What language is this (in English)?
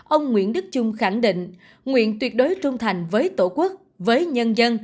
Vietnamese